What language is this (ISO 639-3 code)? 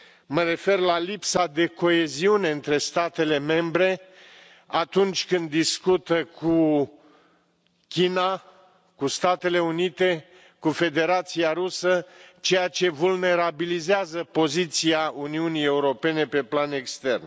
ron